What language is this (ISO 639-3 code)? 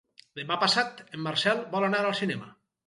cat